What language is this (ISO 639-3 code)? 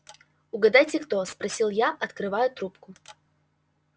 rus